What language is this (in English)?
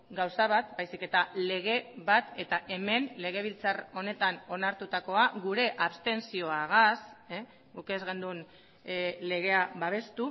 Basque